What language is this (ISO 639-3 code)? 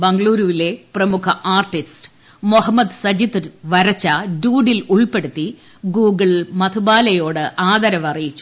mal